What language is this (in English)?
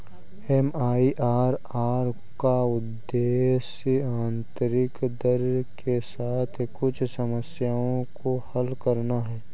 Hindi